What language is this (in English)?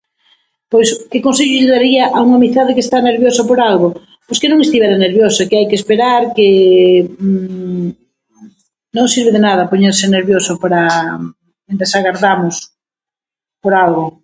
Galician